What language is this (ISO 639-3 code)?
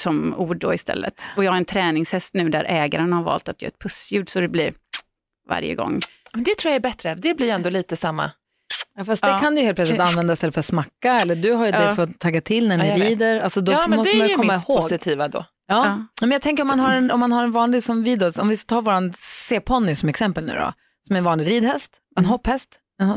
swe